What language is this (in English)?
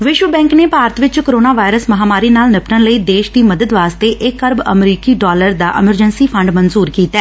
Punjabi